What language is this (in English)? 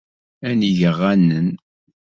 Kabyle